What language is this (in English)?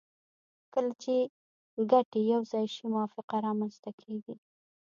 Pashto